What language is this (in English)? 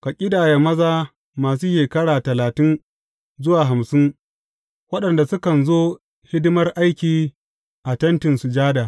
Hausa